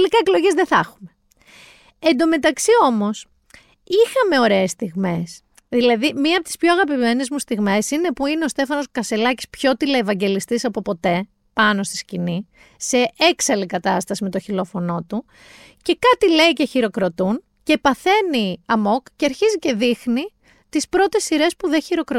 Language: Greek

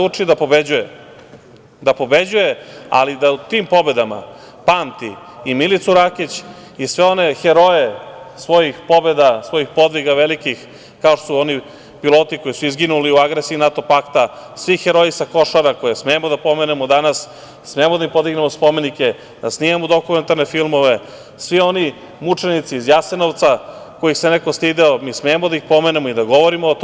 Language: Serbian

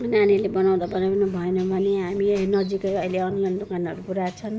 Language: Nepali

